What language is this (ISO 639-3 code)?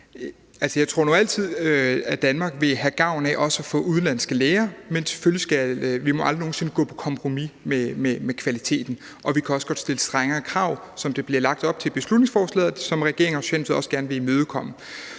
dan